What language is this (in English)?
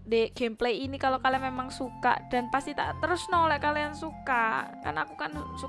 Indonesian